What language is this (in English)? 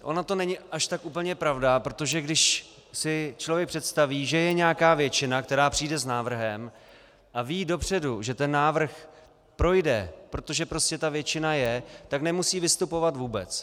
Czech